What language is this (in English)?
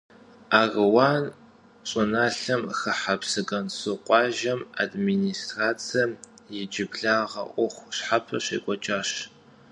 Kabardian